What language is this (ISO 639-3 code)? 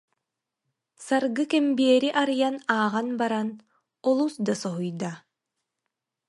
sah